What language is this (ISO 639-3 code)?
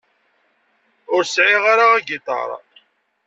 kab